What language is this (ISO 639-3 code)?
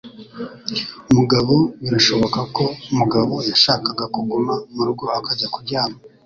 kin